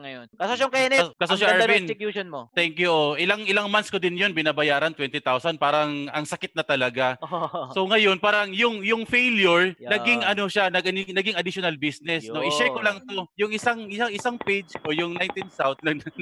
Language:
Filipino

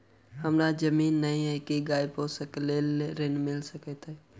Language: Maithili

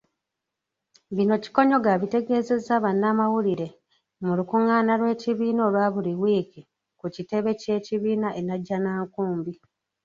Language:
Ganda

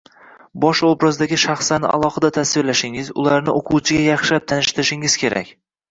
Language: Uzbek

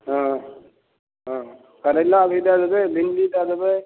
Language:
Maithili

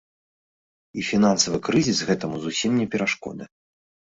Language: Belarusian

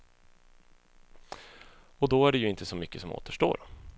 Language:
Swedish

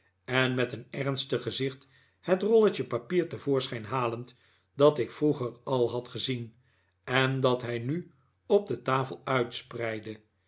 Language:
Dutch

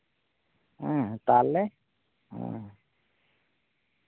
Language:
Santali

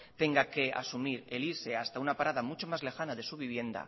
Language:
Spanish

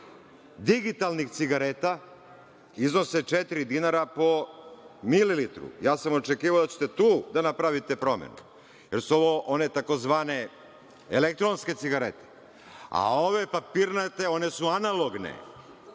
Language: Serbian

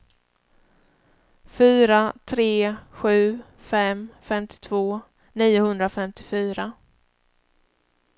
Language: Swedish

